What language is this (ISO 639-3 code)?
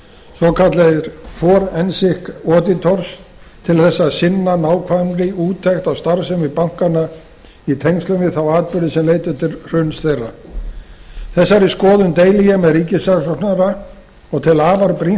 isl